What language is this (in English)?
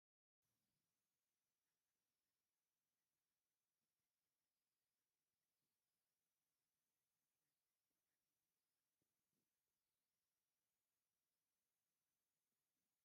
Tigrinya